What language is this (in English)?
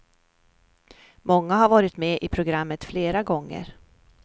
Swedish